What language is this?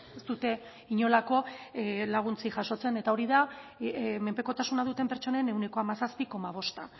Basque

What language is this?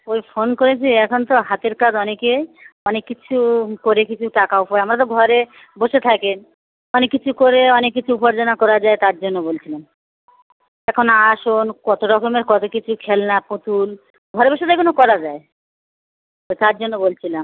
Bangla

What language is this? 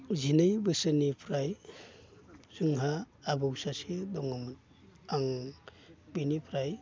Bodo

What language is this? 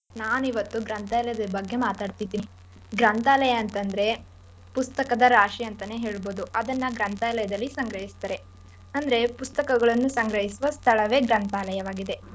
Kannada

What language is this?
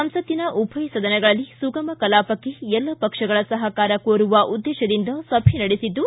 Kannada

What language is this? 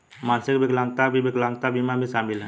Hindi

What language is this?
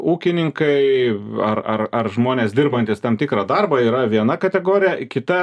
Lithuanian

